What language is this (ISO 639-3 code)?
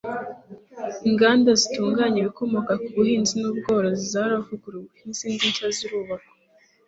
kin